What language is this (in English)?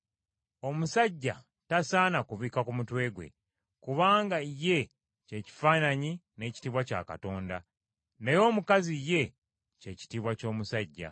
Ganda